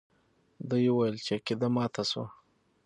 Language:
Pashto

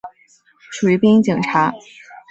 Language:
Chinese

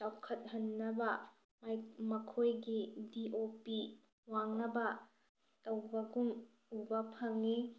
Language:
Manipuri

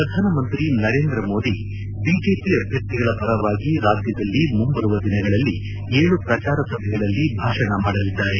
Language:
Kannada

